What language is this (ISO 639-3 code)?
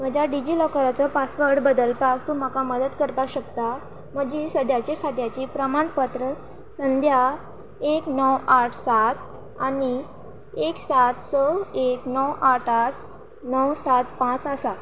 kok